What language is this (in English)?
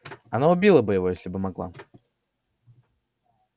Russian